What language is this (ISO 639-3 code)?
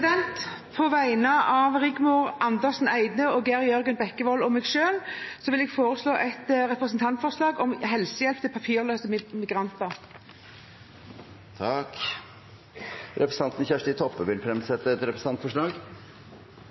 nor